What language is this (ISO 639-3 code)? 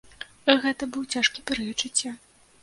bel